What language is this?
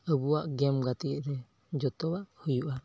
Santali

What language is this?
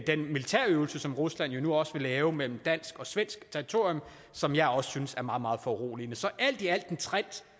Danish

